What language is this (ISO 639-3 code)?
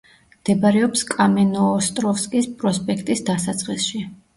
kat